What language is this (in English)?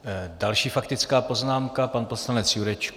Czech